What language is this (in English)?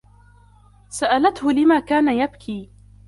Arabic